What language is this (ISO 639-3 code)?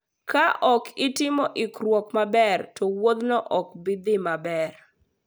luo